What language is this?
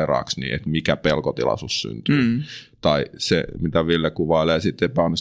Finnish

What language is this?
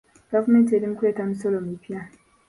Ganda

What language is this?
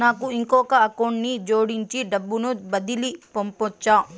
Telugu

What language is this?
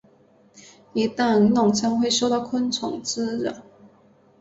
Chinese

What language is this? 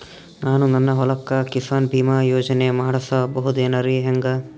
Kannada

